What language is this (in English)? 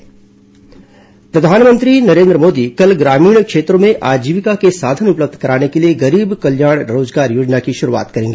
Hindi